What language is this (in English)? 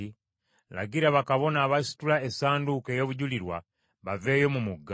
Ganda